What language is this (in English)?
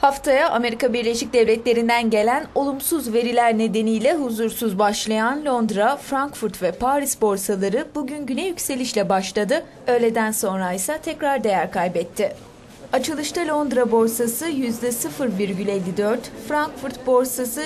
Turkish